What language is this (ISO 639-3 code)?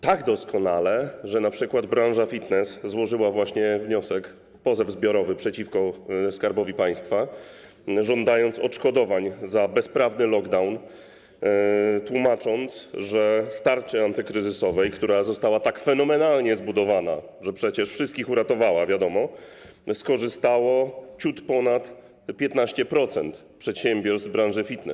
pol